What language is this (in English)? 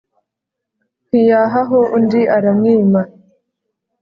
Kinyarwanda